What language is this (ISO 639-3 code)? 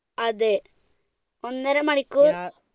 mal